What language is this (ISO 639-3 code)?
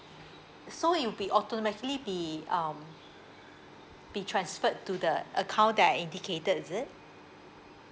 eng